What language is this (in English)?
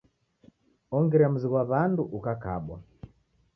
Taita